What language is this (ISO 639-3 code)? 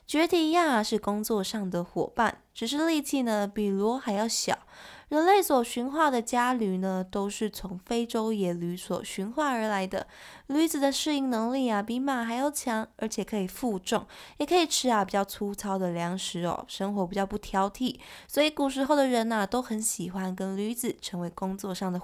zho